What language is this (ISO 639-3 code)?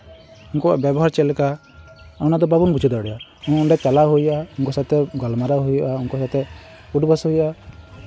sat